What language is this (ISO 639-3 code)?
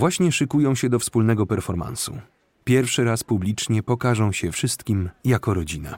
pol